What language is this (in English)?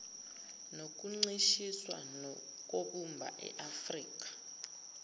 Zulu